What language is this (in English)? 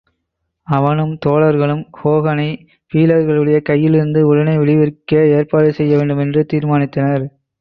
Tamil